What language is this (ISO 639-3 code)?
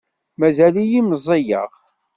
kab